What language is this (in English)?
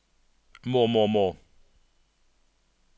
Norwegian